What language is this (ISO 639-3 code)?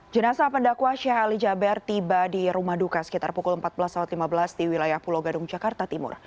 ind